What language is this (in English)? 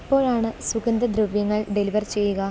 Malayalam